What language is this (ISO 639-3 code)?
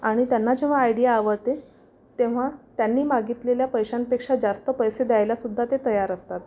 mar